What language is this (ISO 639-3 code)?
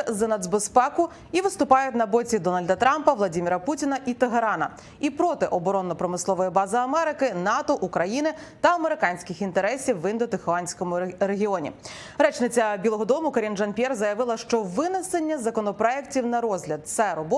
ukr